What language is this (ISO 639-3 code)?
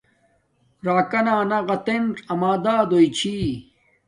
dmk